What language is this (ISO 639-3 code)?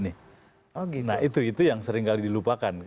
ind